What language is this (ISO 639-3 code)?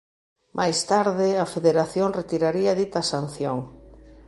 glg